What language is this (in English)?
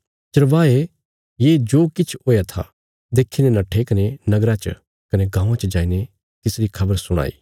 Bilaspuri